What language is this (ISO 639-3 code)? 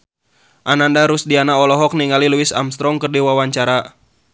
sun